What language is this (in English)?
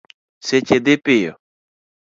Luo (Kenya and Tanzania)